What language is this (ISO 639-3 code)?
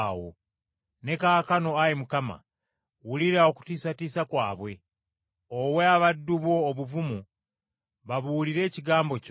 lug